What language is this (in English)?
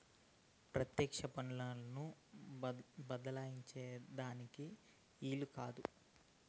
Telugu